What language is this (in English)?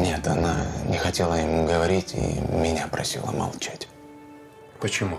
Russian